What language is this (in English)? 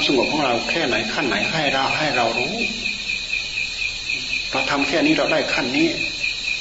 Thai